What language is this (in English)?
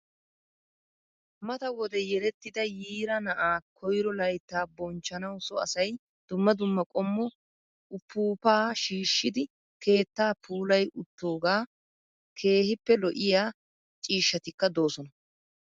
Wolaytta